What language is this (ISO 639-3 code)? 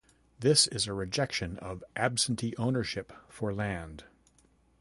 eng